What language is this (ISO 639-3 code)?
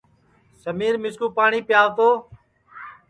ssi